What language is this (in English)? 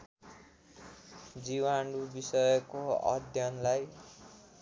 Nepali